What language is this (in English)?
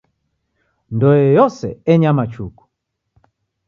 Taita